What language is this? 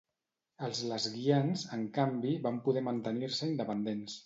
Catalan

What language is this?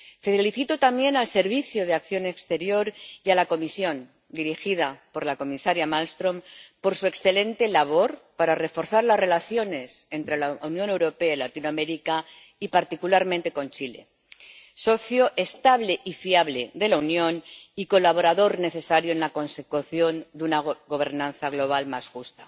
Spanish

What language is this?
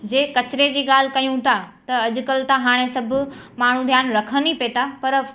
Sindhi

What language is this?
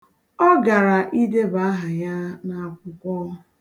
Igbo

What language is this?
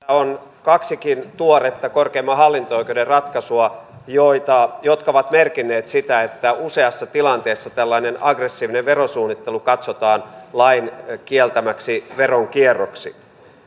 Finnish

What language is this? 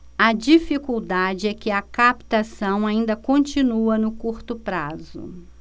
Portuguese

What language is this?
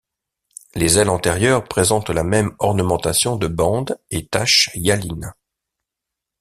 French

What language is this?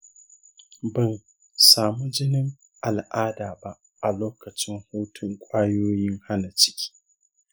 Hausa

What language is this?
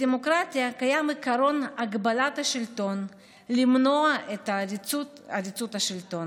Hebrew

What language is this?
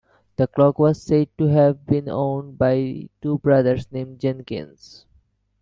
English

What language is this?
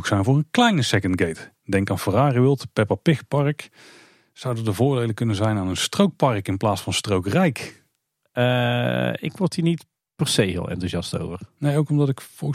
Dutch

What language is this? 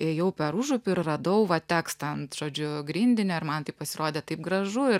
Lithuanian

